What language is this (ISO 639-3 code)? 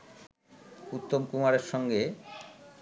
ben